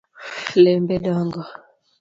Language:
Luo (Kenya and Tanzania)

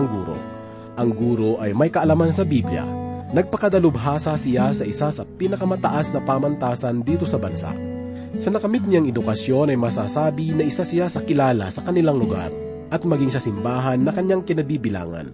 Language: Filipino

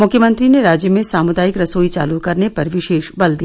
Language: Hindi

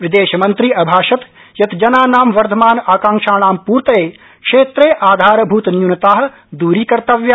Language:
Sanskrit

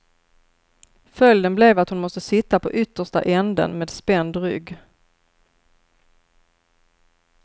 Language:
Swedish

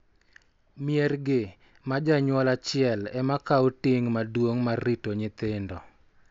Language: Luo (Kenya and Tanzania)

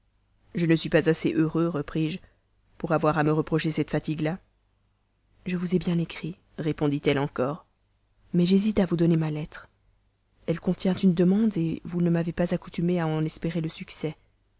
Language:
French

